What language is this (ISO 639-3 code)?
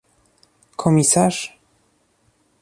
pol